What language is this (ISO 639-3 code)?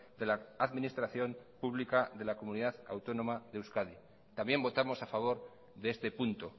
spa